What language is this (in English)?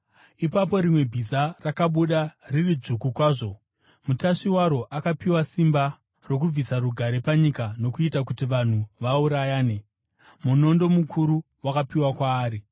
Shona